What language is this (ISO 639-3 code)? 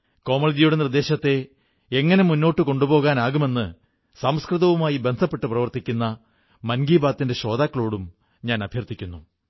mal